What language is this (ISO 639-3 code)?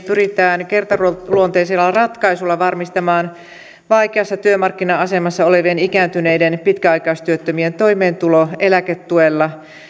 fin